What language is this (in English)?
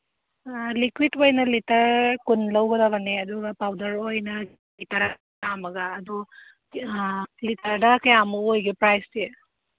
Manipuri